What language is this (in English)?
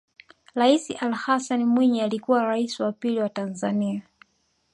Swahili